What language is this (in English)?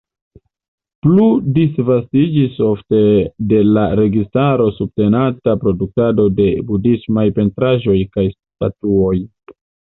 Esperanto